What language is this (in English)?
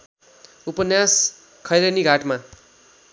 Nepali